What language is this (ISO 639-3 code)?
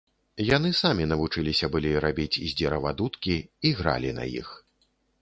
bel